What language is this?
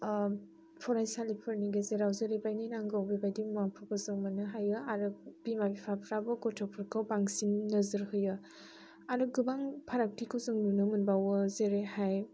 Bodo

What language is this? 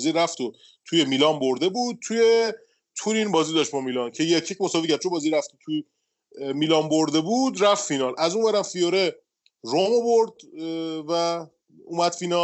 Persian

